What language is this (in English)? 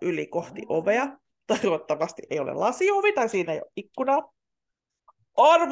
Finnish